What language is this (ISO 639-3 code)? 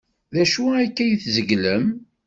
kab